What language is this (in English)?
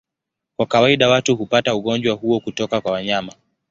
Swahili